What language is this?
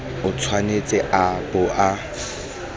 Tswana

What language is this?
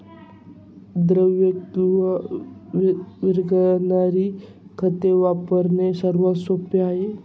Marathi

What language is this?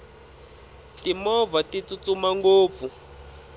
Tsonga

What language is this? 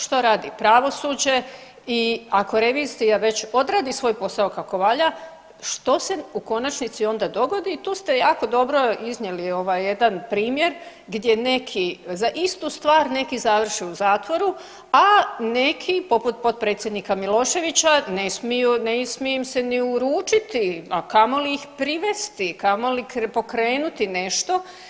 Croatian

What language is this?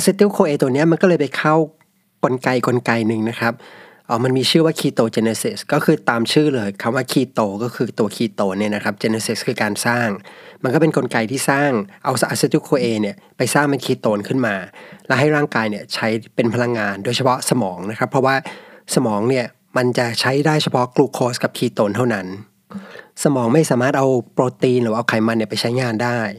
Thai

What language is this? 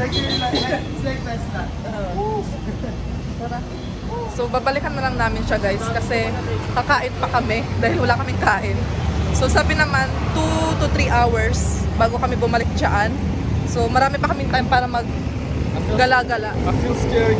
Filipino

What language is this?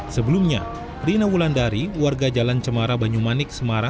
Indonesian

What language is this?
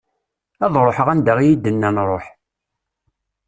Kabyle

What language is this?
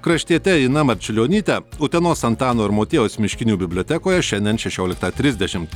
Lithuanian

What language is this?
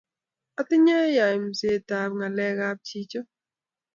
Kalenjin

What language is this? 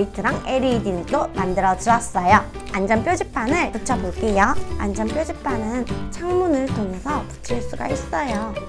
Korean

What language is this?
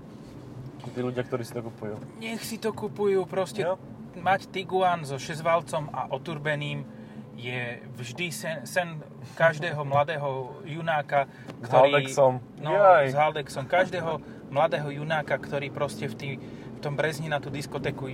Slovak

